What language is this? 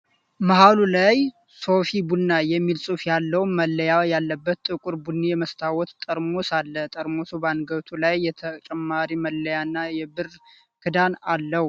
Amharic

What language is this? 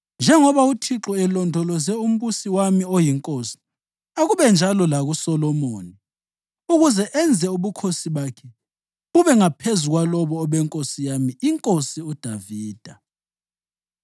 North Ndebele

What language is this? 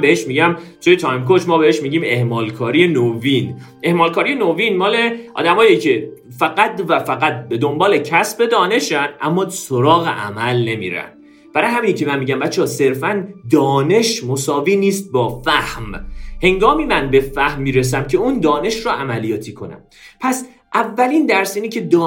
Persian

